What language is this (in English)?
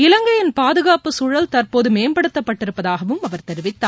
Tamil